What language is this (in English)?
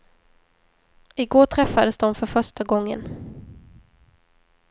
Swedish